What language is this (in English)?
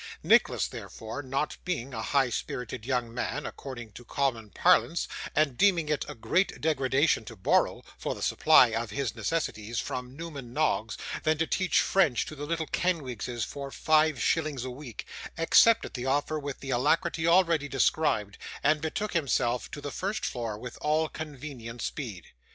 English